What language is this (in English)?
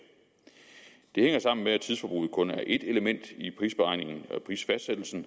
Danish